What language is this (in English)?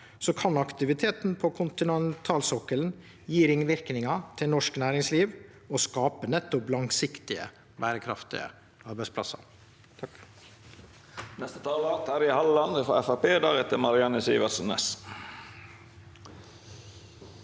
Norwegian